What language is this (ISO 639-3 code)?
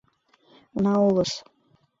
chm